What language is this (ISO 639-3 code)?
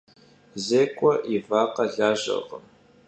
kbd